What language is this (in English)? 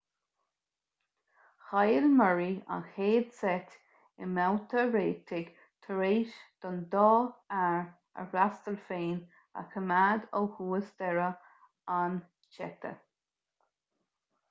Irish